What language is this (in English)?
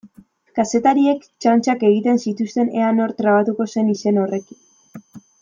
Basque